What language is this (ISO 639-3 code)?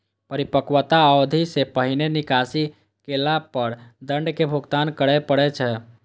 mai